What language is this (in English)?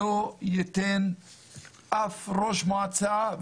Hebrew